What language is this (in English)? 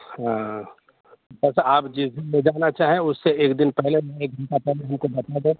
Urdu